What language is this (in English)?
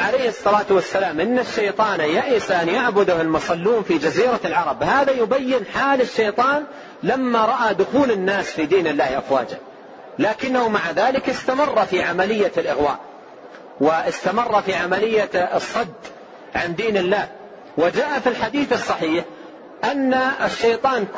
Arabic